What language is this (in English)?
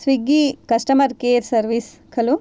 Sanskrit